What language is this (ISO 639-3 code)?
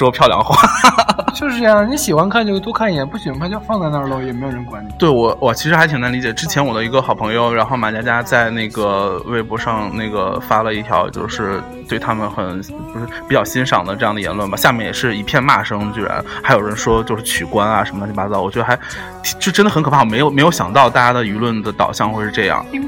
zho